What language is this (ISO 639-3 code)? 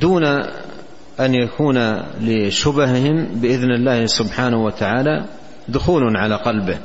ara